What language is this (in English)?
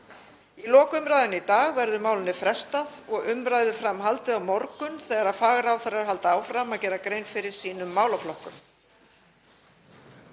Icelandic